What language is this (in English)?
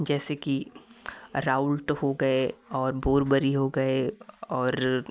Hindi